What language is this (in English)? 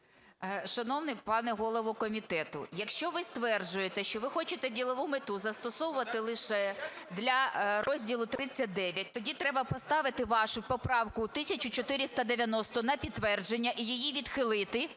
Ukrainian